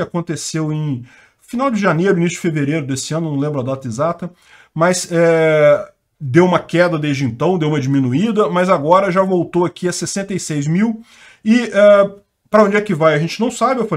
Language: Portuguese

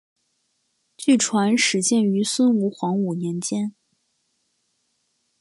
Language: Chinese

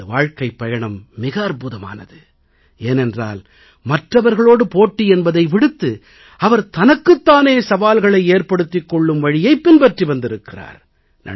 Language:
Tamil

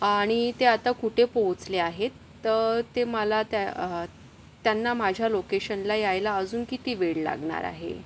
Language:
Marathi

